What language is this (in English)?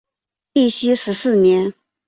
Chinese